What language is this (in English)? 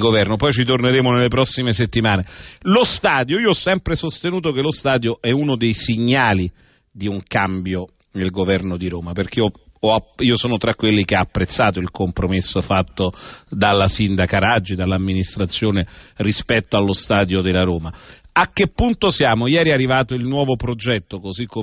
Italian